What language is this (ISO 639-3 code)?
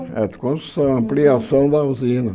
por